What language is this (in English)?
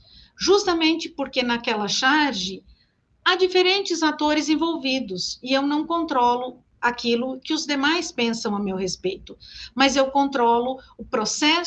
Portuguese